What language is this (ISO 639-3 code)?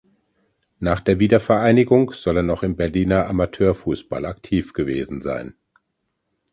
deu